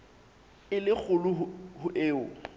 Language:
Southern Sotho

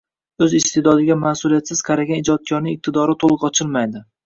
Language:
Uzbek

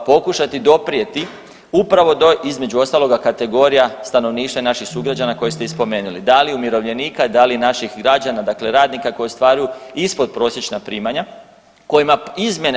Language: Croatian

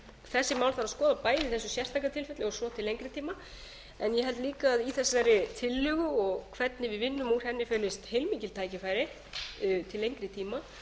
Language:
Icelandic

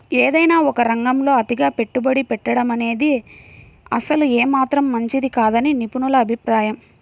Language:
Telugu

